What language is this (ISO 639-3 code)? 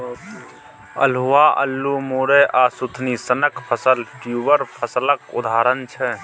mai